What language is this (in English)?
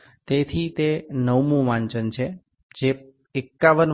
Gujarati